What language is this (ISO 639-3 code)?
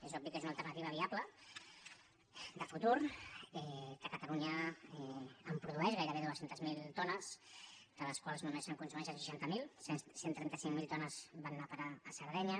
cat